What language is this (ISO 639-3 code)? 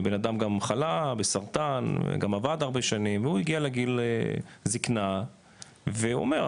heb